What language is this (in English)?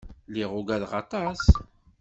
Kabyle